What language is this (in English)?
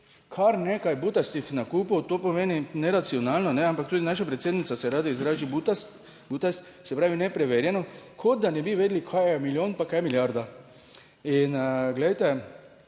Slovenian